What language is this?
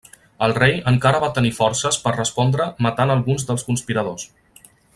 Catalan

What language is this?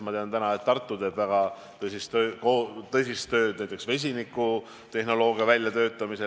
Estonian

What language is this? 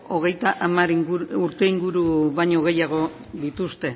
Basque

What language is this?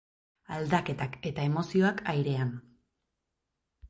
Basque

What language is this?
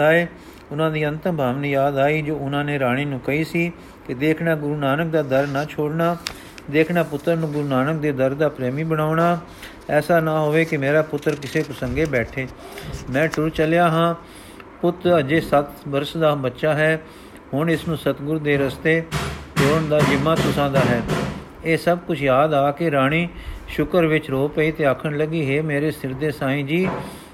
Punjabi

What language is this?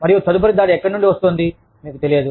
Telugu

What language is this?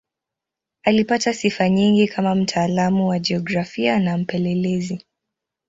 Swahili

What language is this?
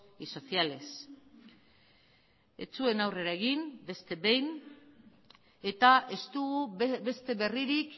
Basque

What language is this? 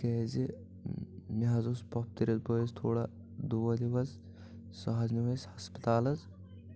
Kashmiri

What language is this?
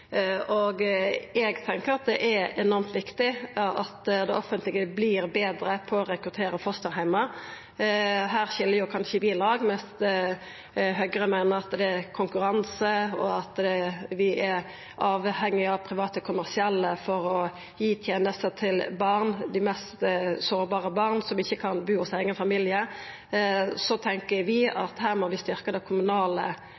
Norwegian Nynorsk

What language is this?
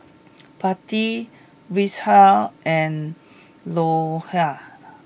English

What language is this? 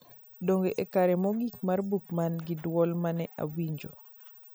Luo (Kenya and Tanzania)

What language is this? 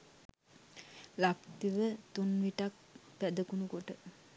Sinhala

